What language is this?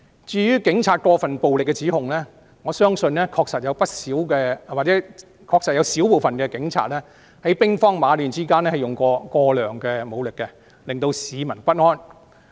Cantonese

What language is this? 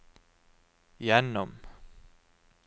Norwegian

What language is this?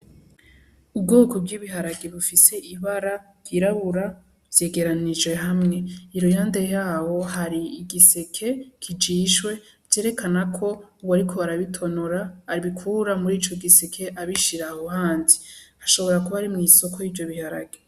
Rundi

